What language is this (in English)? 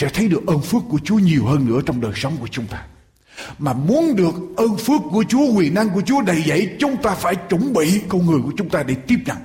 Vietnamese